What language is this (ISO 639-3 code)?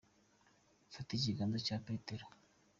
kin